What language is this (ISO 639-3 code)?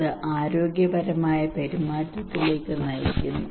mal